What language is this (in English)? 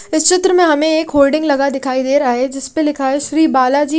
Hindi